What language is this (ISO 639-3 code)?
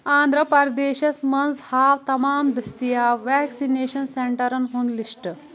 kas